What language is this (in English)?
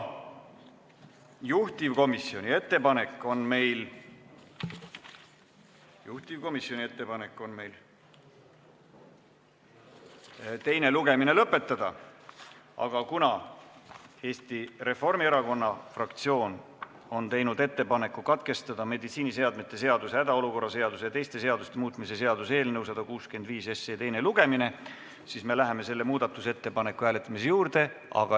Estonian